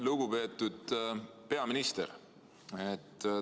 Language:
Estonian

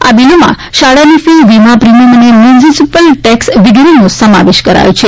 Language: Gujarati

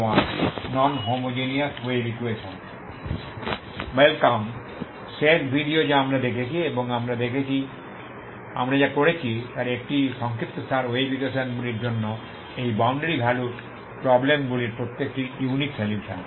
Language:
Bangla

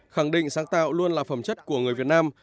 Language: Vietnamese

